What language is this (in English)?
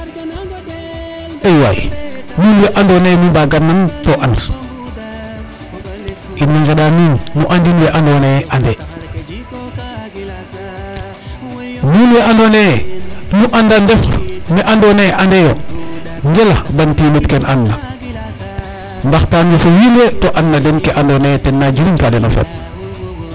Serer